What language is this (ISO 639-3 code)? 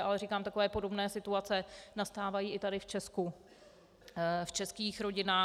ces